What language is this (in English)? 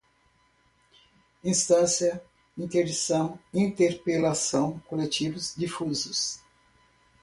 Portuguese